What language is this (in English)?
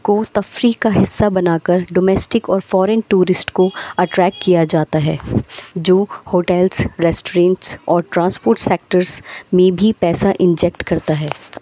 Urdu